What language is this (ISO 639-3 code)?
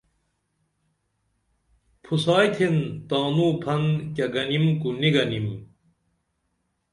dml